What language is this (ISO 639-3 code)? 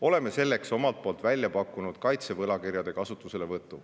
est